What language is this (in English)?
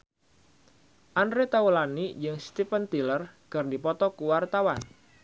Sundanese